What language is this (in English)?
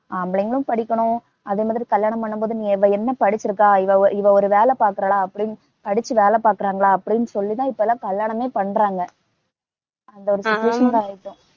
Tamil